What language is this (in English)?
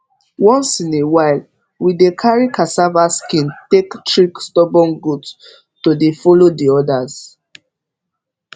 Nigerian Pidgin